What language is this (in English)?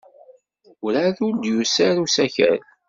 Kabyle